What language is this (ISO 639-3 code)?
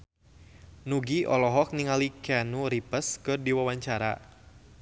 sun